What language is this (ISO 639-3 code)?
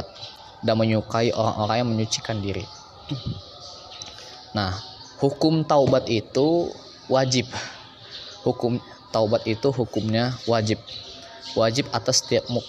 ind